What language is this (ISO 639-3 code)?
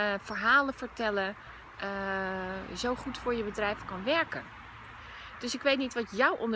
nld